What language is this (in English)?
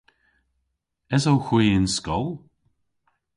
Cornish